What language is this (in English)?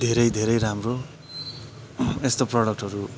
Nepali